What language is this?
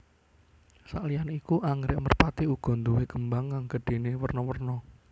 Javanese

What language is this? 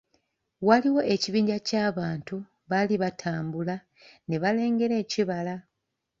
Ganda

